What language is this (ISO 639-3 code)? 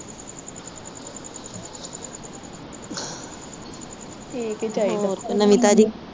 pan